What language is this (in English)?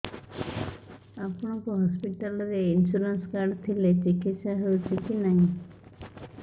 Odia